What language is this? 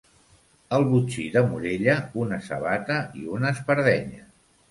Catalan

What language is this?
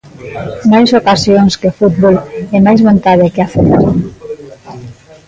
Galician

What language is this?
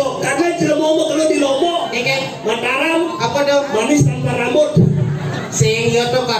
Indonesian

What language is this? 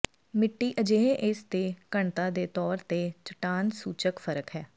Punjabi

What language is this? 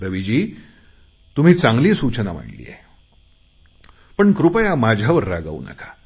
Marathi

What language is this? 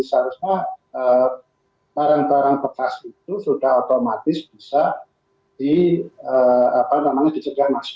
Indonesian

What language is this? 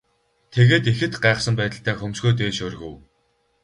Mongolian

